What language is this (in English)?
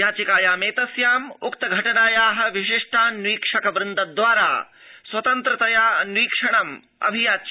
Sanskrit